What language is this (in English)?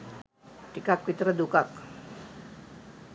Sinhala